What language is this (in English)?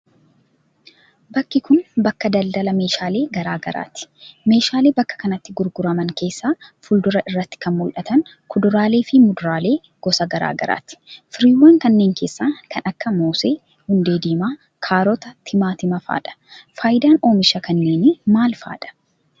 Oromo